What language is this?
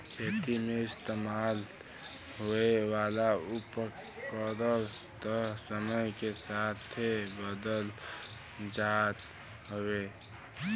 Bhojpuri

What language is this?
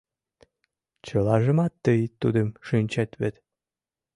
Mari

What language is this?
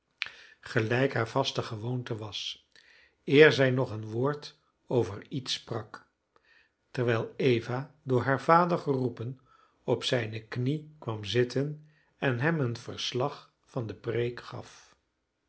Dutch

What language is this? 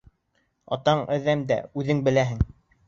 Bashkir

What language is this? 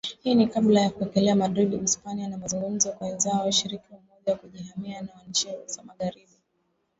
Swahili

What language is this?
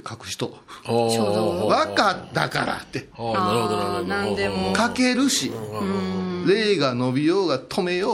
Japanese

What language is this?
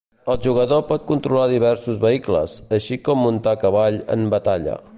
Catalan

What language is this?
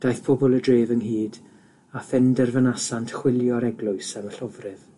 Welsh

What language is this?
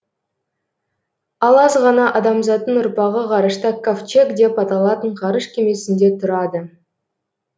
Kazakh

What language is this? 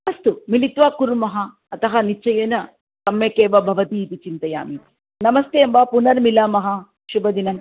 Sanskrit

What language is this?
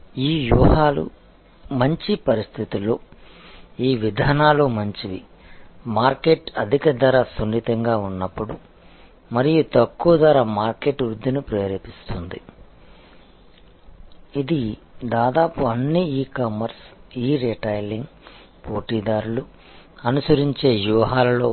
Telugu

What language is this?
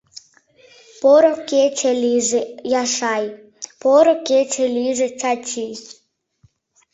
Mari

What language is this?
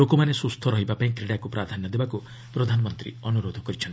Odia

